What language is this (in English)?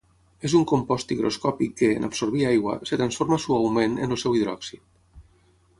Catalan